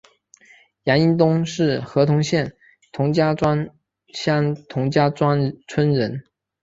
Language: Chinese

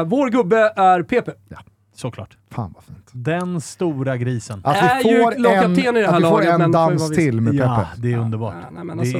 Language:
Swedish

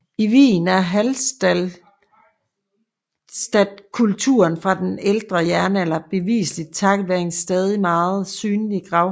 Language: Danish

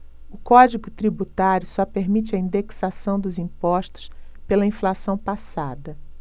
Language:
Portuguese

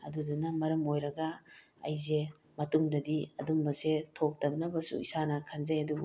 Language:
Manipuri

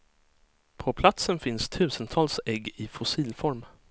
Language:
Swedish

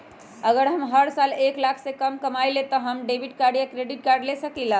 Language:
Magahi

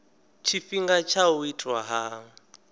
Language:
Venda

